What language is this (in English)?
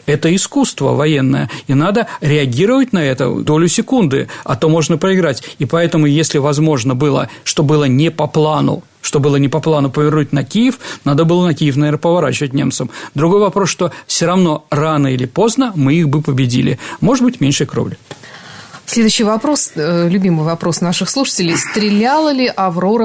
Russian